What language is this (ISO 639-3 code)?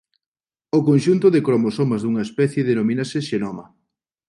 glg